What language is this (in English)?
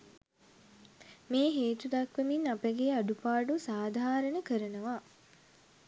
Sinhala